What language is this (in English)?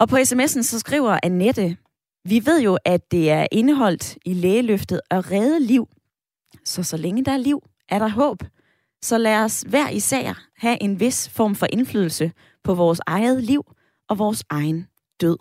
Danish